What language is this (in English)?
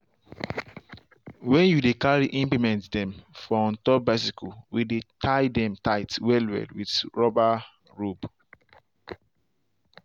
Nigerian Pidgin